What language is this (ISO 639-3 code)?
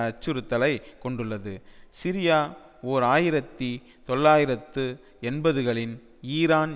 tam